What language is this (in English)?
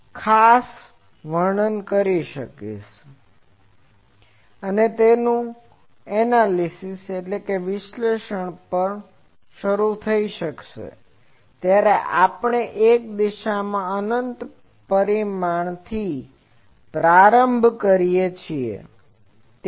Gujarati